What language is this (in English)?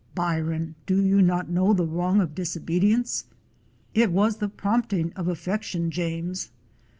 English